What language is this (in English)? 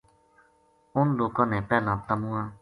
Gujari